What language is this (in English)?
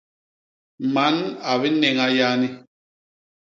Basaa